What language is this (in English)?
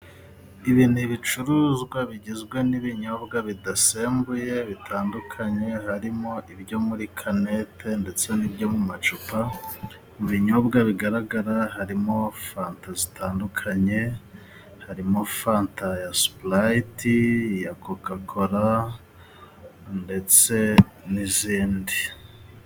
Kinyarwanda